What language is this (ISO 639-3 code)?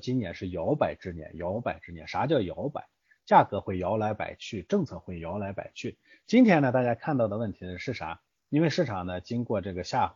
zho